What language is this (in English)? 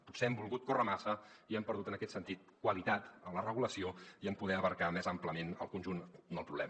Catalan